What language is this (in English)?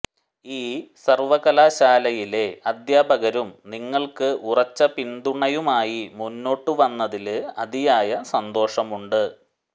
Malayalam